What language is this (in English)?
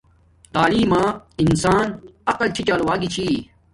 Domaaki